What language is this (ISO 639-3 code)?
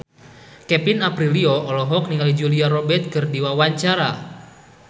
sun